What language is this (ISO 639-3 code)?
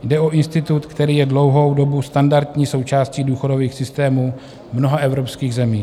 ces